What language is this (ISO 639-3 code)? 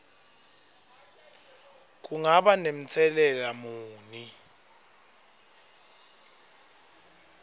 ssw